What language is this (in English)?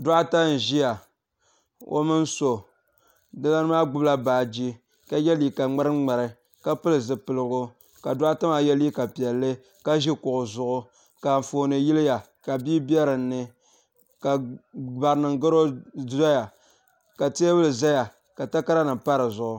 Dagbani